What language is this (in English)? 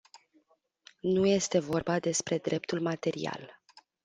Romanian